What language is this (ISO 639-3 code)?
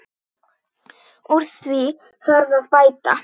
isl